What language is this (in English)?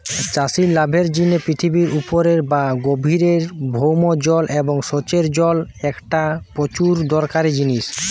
Bangla